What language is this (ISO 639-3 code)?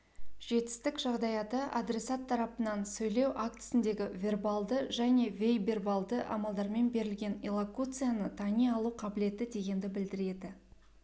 kaz